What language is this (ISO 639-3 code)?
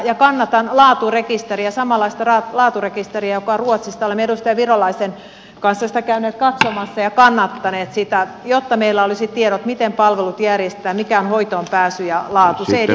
fin